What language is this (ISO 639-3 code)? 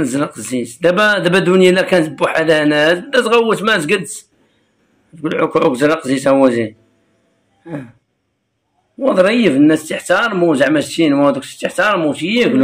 ara